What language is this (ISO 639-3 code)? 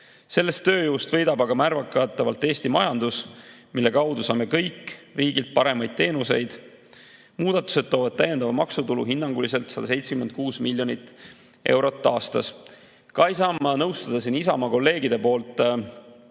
est